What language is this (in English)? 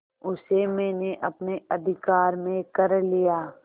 Hindi